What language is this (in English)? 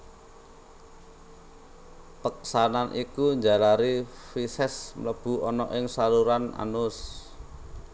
Javanese